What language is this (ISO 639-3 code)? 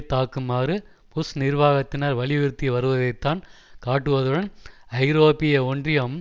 tam